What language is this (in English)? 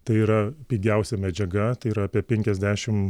Lithuanian